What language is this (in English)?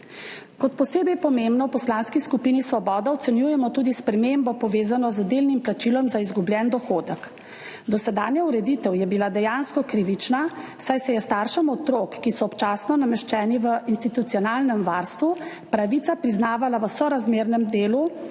Slovenian